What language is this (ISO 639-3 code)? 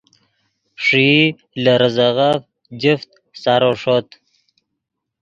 ydg